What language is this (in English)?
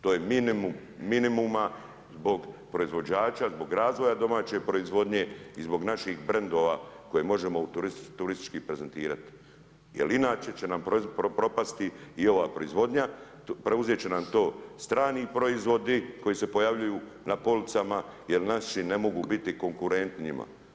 Croatian